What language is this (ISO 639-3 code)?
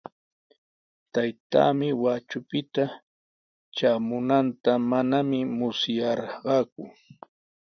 qws